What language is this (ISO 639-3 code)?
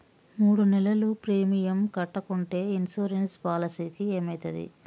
tel